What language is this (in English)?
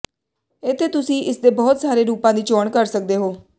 Punjabi